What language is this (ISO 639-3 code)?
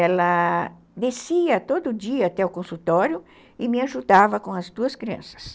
por